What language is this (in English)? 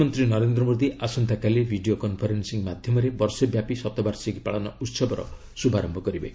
Odia